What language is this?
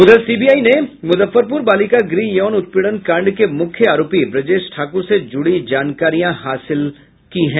Hindi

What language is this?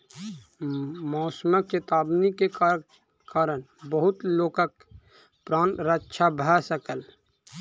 Maithili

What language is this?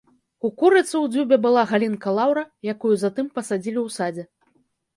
Belarusian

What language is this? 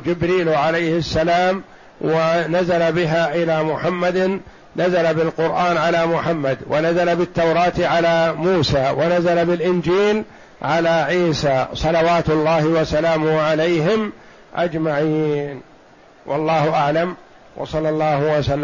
Arabic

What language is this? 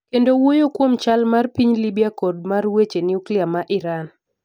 Luo (Kenya and Tanzania)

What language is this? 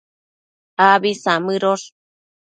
Matsés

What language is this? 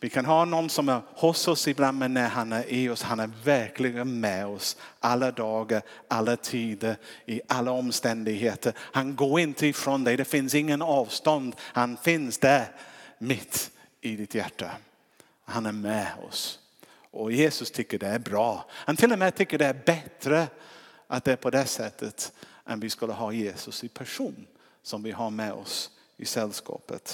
Swedish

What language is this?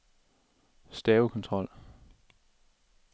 Danish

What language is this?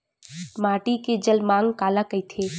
Chhattisgarhi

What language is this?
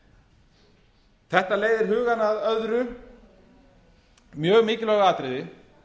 Icelandic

